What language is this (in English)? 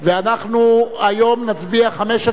Hebrew